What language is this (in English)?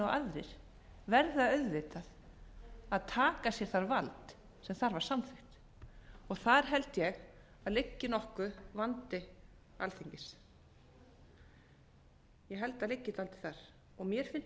Icelandic